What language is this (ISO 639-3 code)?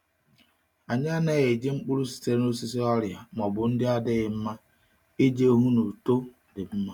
ibo